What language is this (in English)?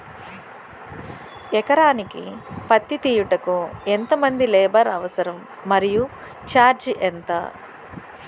Telugu